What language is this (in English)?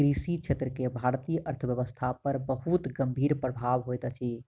Maithili